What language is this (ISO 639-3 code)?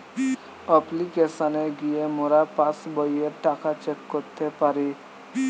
ben